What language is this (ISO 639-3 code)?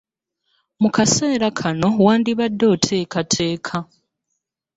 lug